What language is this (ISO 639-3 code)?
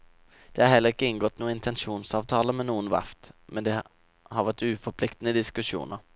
nor